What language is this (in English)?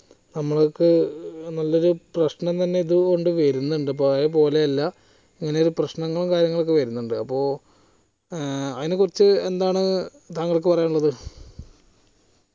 Malayalam